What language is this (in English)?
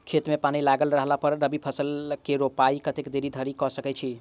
Maithili